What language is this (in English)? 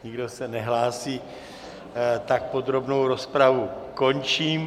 Czech